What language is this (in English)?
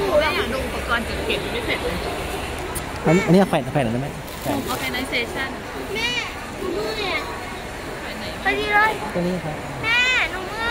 Thai